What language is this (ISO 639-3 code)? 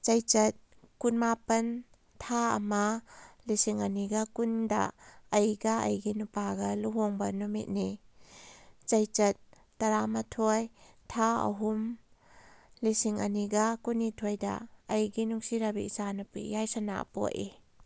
mni